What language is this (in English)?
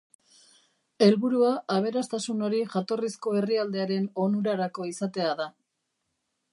Basque